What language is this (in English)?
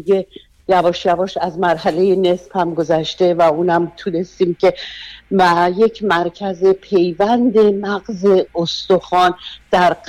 Persian